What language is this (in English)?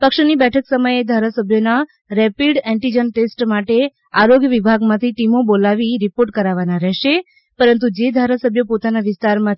Gujarati